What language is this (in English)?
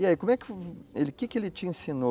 Portuguese